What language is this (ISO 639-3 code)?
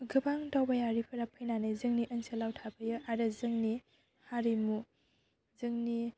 brx